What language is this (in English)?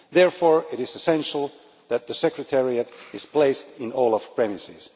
English